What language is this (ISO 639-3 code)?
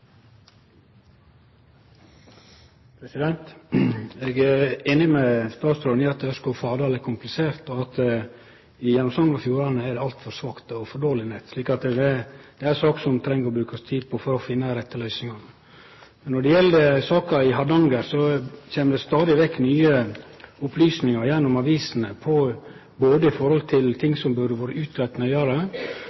nno